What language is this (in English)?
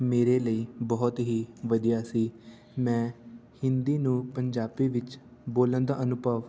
Punjabi